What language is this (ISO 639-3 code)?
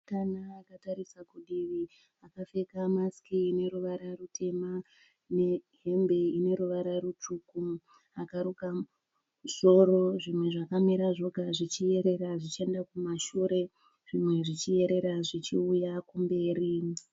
sna